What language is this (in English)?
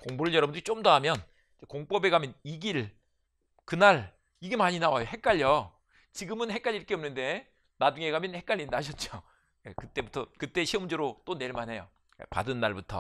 Korean